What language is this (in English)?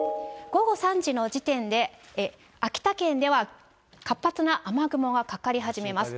Japanese